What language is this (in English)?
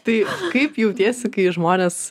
Lithuanian